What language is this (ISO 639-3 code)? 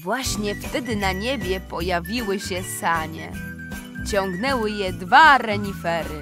pol